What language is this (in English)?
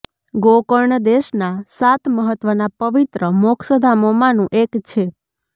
Gujarati